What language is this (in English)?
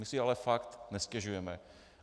Czech